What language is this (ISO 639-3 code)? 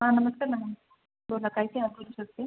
mar